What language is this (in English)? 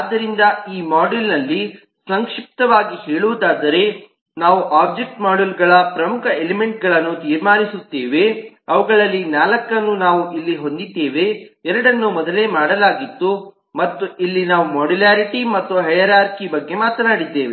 Kannada